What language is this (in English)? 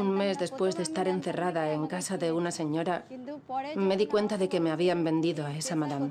Spanish